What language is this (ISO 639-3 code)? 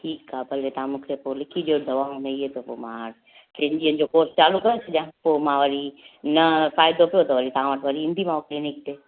snd